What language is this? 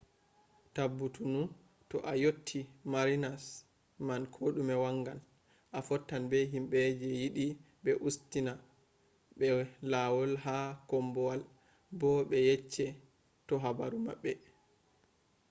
Fula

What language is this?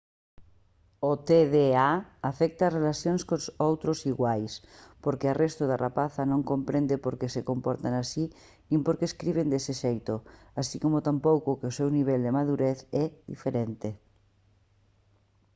Galician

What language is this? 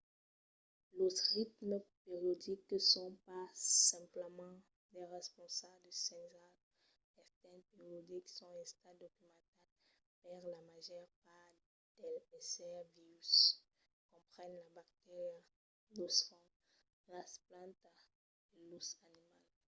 Occitan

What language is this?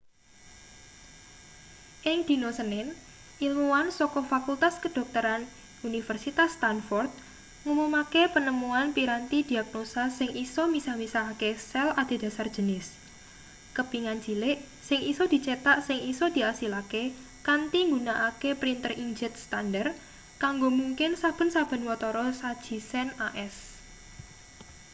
Javanese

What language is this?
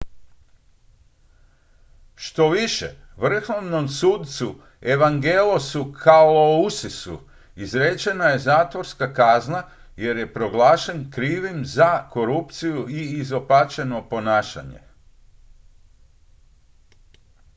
Croatian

